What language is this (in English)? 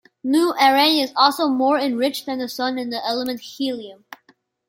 English